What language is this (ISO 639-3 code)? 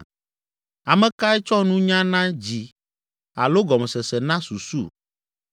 ewe